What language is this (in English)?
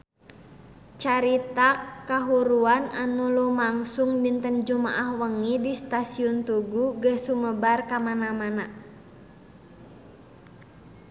Sundanese